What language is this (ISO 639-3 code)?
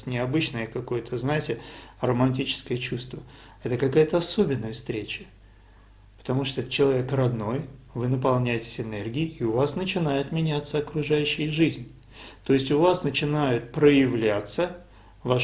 ita